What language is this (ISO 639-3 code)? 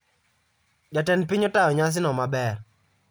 luo